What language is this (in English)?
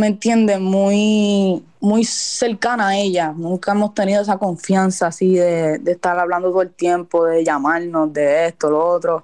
Spanish